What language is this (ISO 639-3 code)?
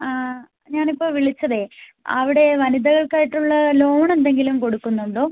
mal